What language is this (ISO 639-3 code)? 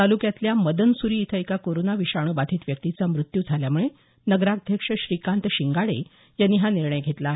mar